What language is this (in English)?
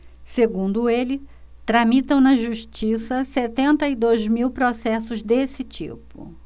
Portuguese